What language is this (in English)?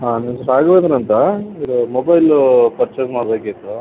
Kannada